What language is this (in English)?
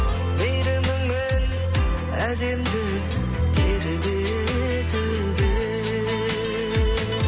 Kazakh